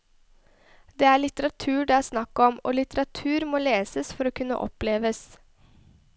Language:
Norwegian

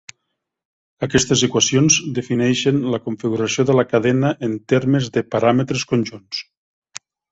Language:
Catalan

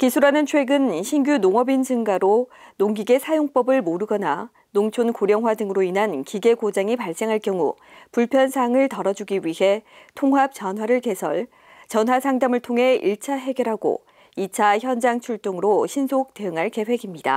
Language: Korean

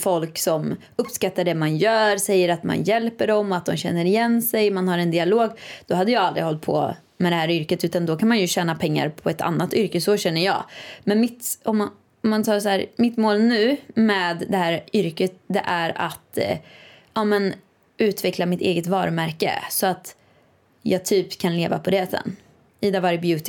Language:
Swedish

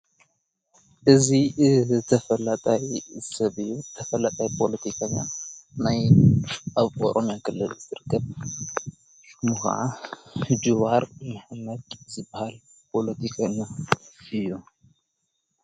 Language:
Tigrinya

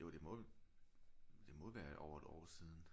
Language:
Danish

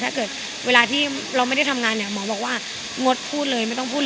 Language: Thai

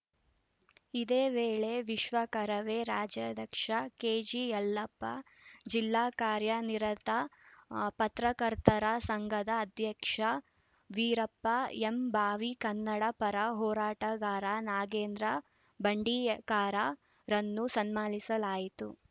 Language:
Kannada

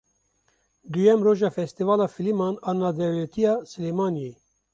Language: Kurdish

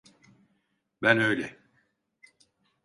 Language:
Turkish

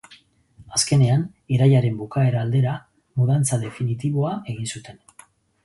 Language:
Basque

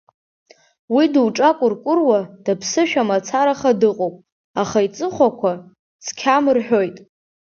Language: Abkhazian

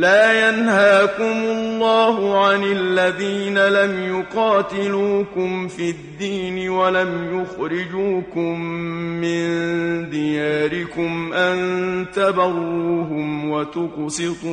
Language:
Persian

